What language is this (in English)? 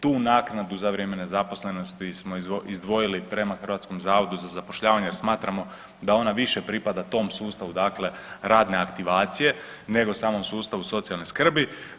Croatian